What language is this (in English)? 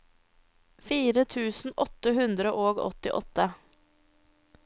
Norwegian